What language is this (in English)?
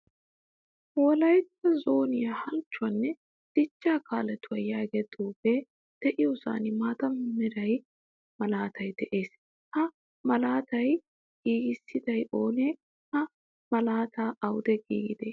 Wolaytta